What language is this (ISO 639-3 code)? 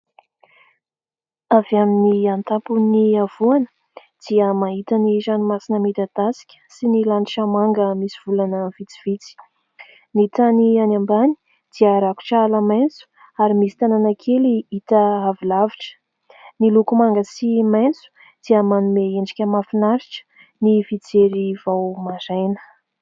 mlg